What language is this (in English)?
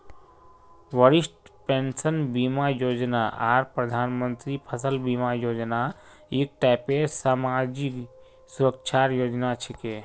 Magahi